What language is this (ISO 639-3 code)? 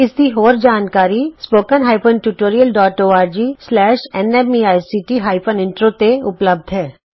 pan